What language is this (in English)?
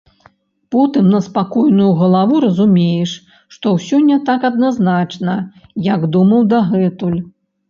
Belarusian